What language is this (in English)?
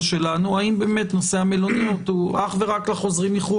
Hebrew